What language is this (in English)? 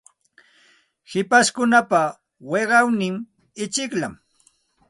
Santa Ana de Tusi Pasco Quechua